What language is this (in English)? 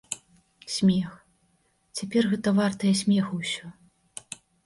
Belarusian